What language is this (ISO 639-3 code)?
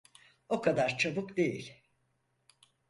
tur